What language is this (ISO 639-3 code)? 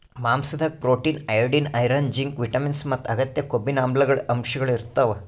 kan